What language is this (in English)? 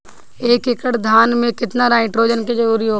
Bhojpuri